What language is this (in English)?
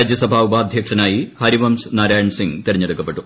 Malayalam